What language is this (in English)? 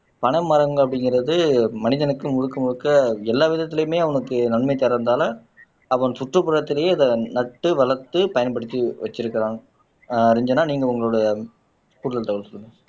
Tamil